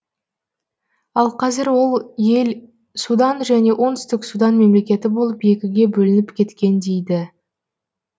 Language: Kazakh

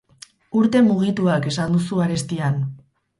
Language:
Basque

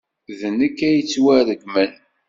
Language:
Kabyle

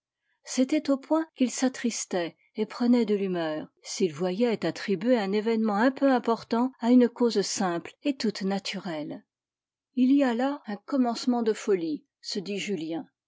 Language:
French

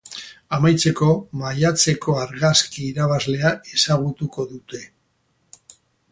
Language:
Basque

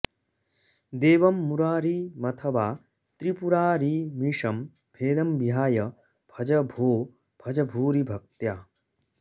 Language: Sanskrit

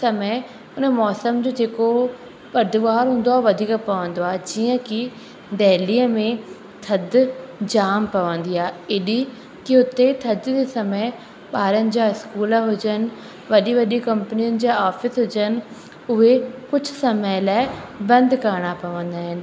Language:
Sindhi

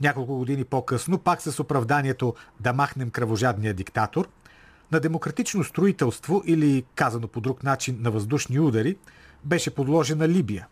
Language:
Bulgarian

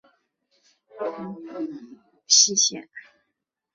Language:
Chinese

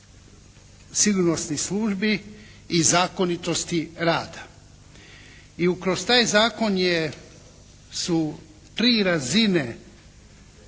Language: Croatian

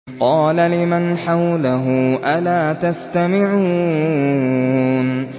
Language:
Arabic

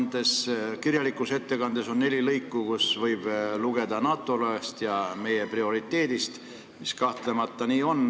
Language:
Estonian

